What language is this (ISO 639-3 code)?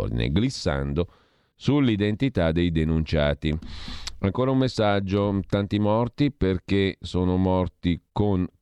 ita